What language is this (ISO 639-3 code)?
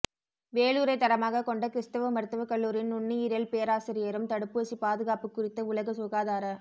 tam